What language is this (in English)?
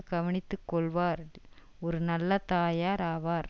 Tamil